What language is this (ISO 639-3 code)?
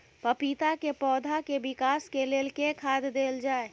mai